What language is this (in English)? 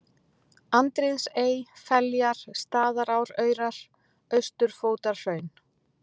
Icelandic